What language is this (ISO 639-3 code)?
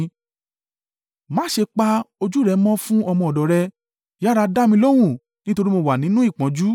yor